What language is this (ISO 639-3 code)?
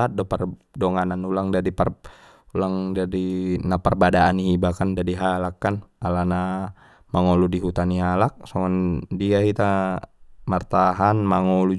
btm